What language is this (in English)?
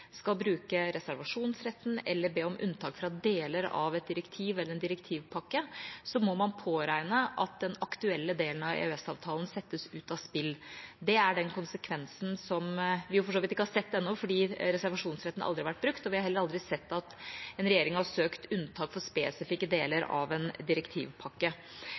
Norwegian Bokmål